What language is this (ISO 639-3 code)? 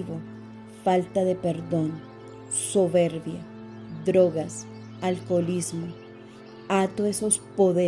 spa